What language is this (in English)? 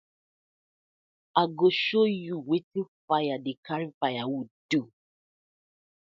Nigerian Pidgin